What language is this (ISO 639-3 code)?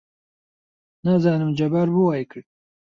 ckb